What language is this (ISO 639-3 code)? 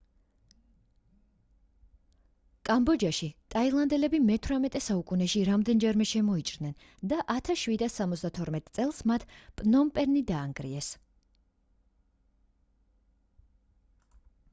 kat